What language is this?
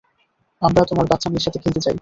Bangla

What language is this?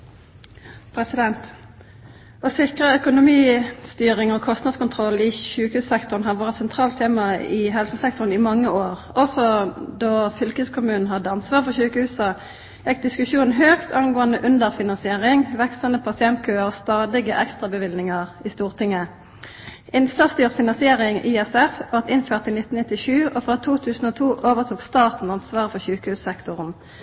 Norwegian Nynorsk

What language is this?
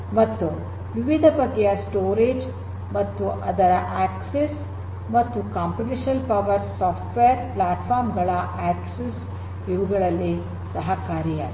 Kannada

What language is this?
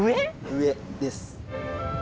Japanese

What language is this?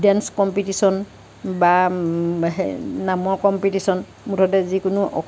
Assamese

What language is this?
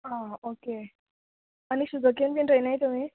Konkani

